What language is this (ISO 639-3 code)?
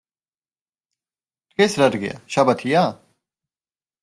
kat